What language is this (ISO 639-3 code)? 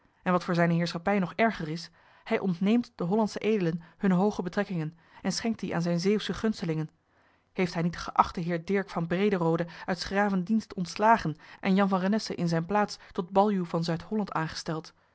nld